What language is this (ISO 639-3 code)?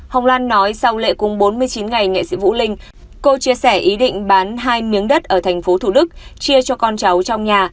vie